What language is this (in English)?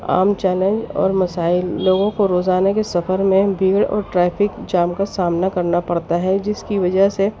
Urdu